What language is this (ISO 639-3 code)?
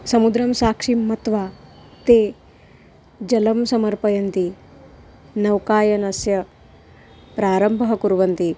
san